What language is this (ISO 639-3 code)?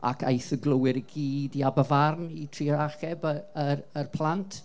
cym